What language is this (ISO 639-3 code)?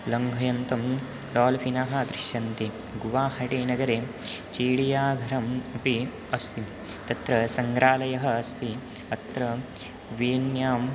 san